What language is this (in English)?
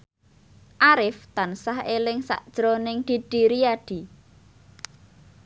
Javanese